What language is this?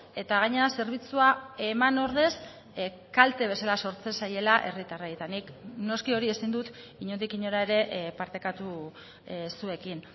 Basque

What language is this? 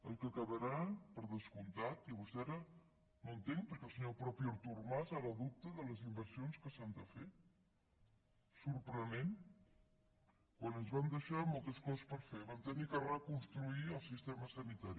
Catalan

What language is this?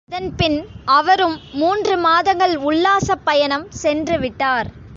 Tamil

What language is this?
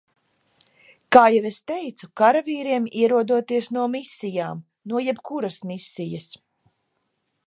Latvian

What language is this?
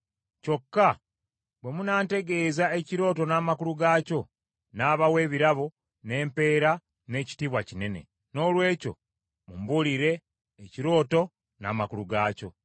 Ganda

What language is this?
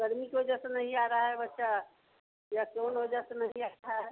Hindi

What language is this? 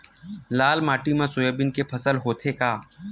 Chhattisgarhi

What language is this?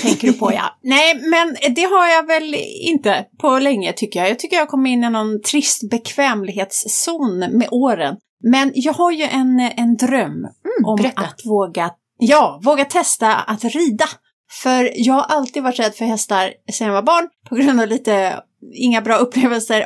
Swedish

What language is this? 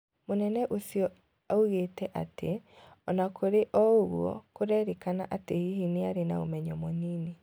Kikuyu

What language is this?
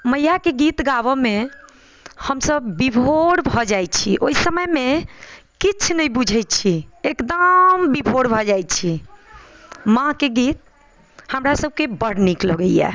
Maithili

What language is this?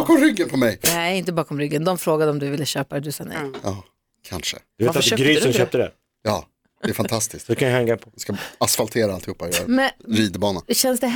Swedish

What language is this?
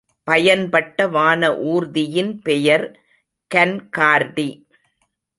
Tamil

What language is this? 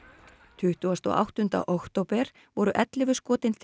Icelandic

